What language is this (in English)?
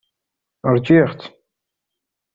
Kabyle